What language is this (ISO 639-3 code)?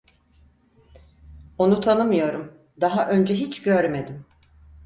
tur